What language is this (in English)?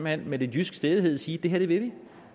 Danish